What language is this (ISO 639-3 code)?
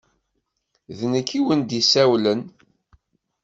kab